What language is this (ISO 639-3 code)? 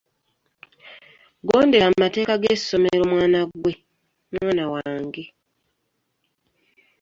lug